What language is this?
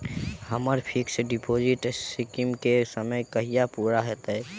Maithili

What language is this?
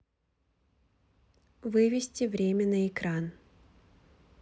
Russian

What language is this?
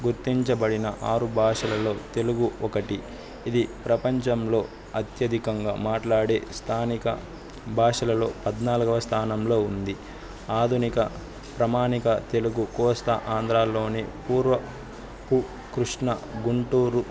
Telugu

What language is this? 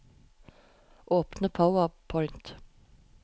Norwegian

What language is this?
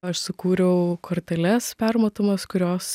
Lithuanian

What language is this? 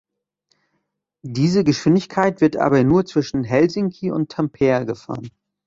German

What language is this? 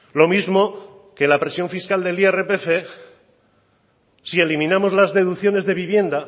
Spanish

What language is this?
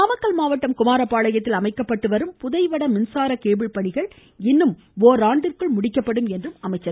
Tamil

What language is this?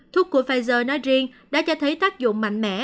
Vietnamese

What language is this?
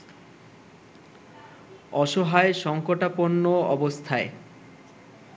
Bangla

